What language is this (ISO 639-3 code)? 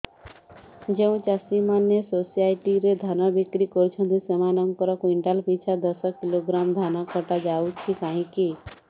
ori